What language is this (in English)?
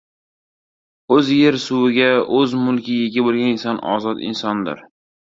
Uzbek